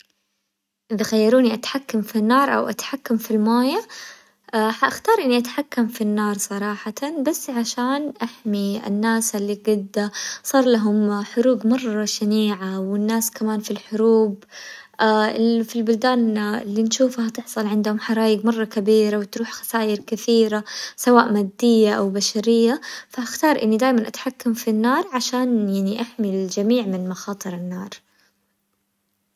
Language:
Hijazi Arabic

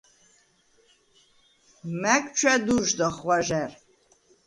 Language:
Svan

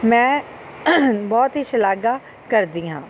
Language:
Punjabi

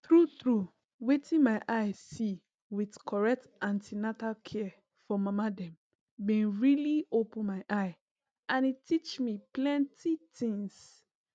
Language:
Nigerian Pidgin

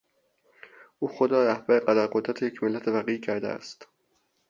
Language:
Persian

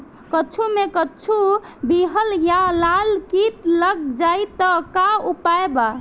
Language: Bhojpuri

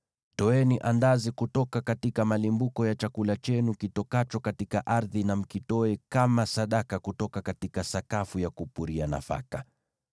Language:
Swahili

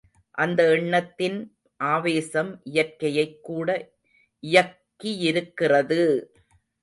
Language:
Tamil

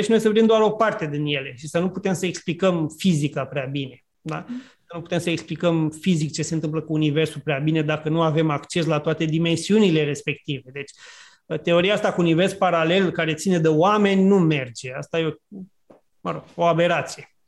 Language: Romanian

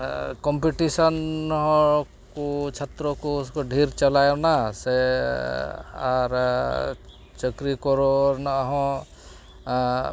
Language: Santali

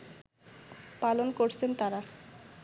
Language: Bangla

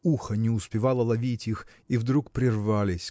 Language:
Russian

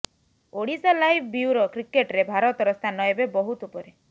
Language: Odia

